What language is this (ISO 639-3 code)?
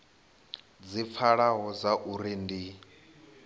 ven